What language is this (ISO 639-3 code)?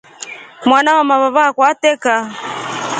rof